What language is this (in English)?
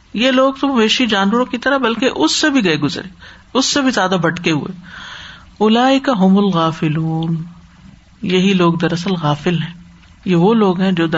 Urdu